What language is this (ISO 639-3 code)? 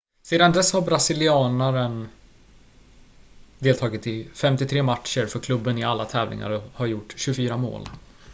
swe